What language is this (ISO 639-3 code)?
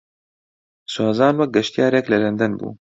ckb